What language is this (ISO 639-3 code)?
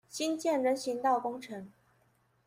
zho